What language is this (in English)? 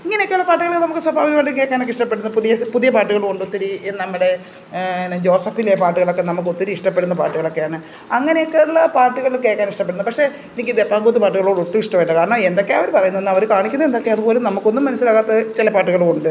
Malayalam